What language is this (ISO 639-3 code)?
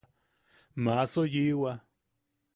yaq